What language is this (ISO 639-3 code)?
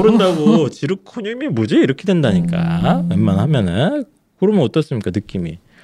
kor